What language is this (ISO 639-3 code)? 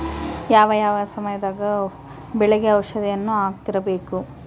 kan